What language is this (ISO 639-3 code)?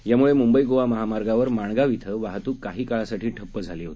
mar